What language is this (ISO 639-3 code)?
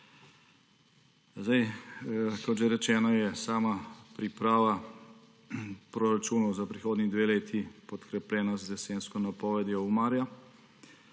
slv